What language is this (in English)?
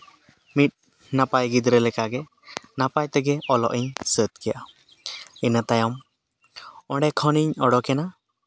Santali